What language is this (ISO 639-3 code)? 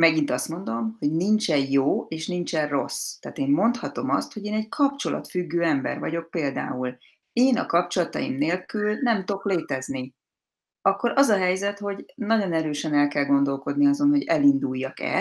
hun